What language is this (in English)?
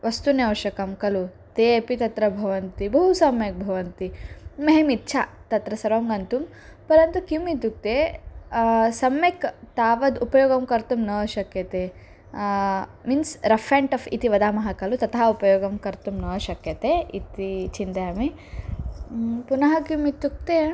Sanskrit